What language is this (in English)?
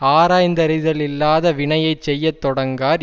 Tamil